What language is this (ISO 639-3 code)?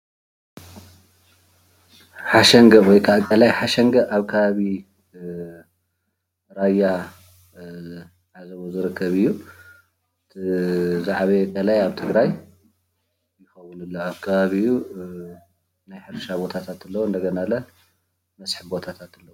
tir